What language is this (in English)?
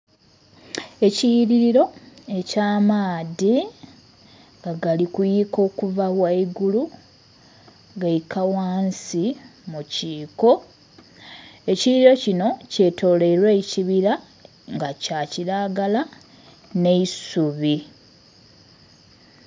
Soga